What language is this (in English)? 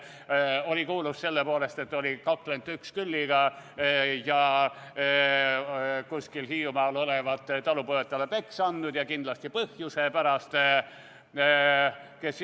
Estonian